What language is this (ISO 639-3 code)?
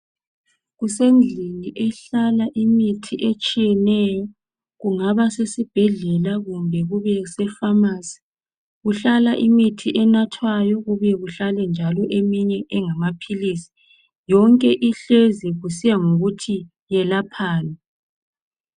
nde